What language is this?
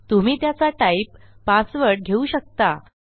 Marathi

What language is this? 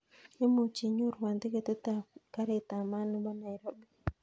Kalenjin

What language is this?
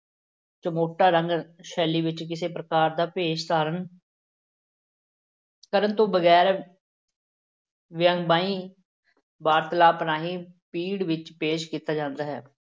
Punjabi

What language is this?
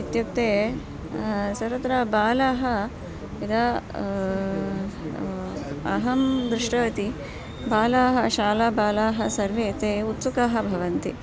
Sanskrit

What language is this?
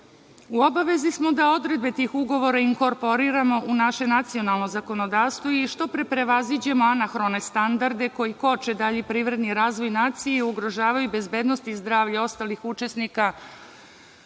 Serbian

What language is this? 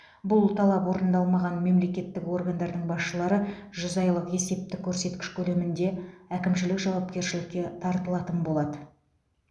Kazakh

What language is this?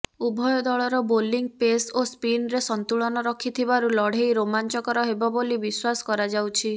Odia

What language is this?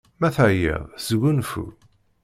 Kabyle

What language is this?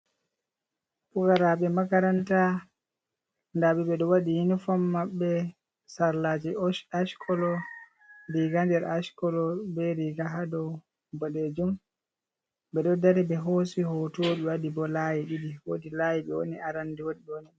Fula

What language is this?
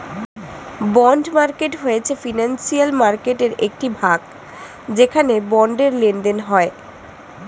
Bangla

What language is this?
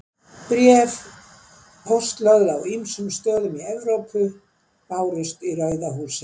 Icelandic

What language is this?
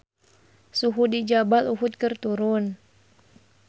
Sundanese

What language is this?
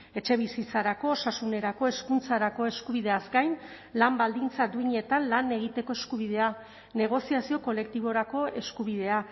Basque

